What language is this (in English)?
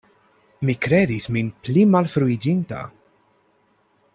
Esperanto